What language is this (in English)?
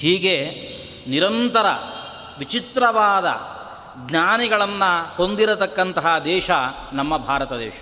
Kannada